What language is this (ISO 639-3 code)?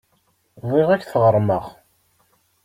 kab